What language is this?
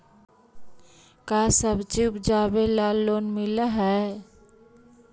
Magahi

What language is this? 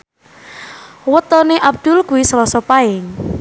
Javanese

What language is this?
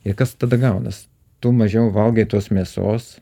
Lithuanian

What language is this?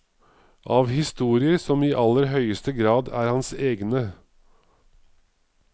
Norwegian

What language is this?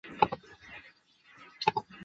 Chinese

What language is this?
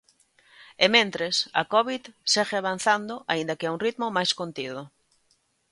Galician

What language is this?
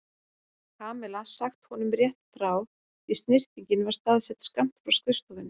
Icelandic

